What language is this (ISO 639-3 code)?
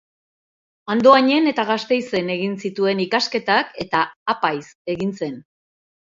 eus